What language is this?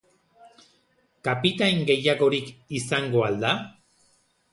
Basque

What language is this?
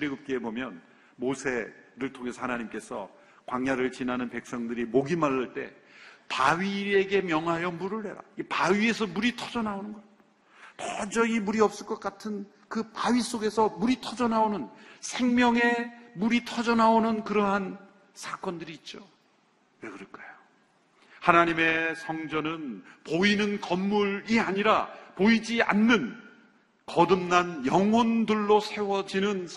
Korean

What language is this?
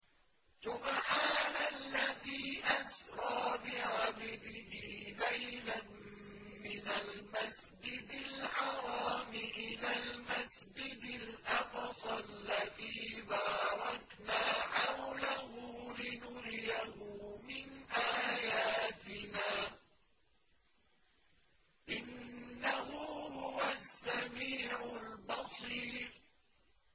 Arabic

